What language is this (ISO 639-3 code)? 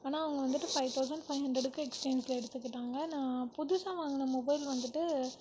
tam